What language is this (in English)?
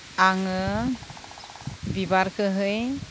Bodo